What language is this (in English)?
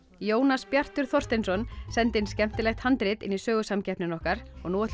Icelandic